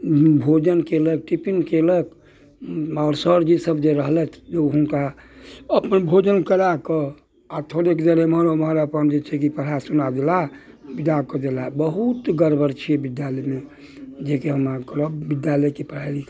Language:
Maithili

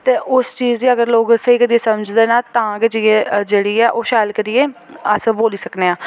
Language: Dogri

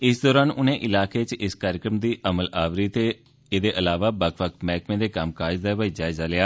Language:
Dogri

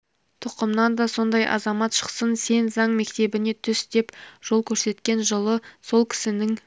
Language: Kazakh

